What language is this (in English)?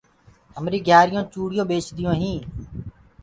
Gurgula